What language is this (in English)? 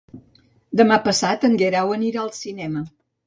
Catalan